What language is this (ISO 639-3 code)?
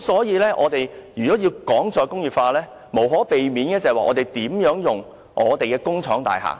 yue